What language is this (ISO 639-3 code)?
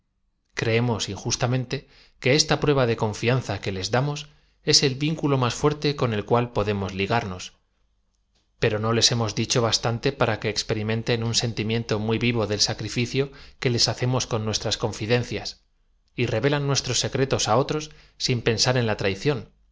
spa